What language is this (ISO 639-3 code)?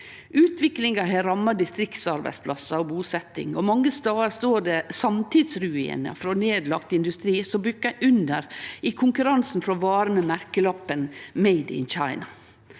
nor